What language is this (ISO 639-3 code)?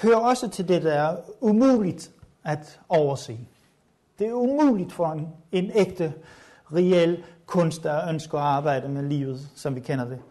dan